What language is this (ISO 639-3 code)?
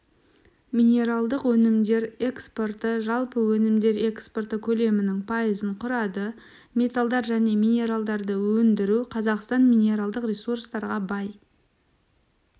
kaz